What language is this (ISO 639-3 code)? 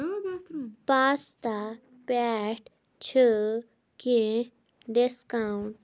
kas